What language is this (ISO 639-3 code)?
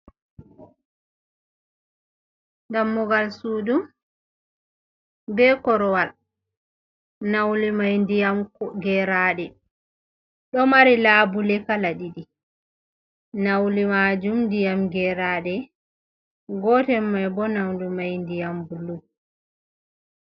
ful